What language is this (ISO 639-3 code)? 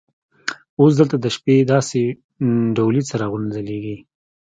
pus